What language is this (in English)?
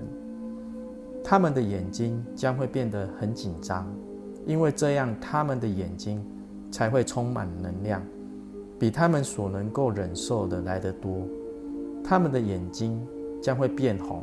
Chinese